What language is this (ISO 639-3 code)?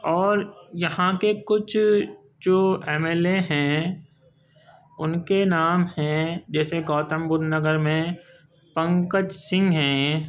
urd